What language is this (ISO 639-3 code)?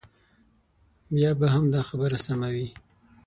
pus